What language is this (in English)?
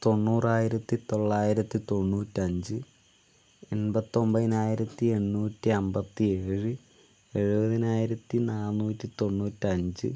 Malayalam